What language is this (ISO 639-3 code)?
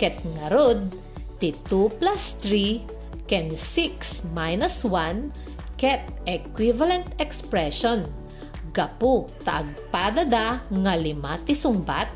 fil